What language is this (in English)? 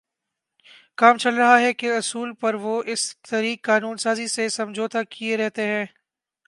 Urdu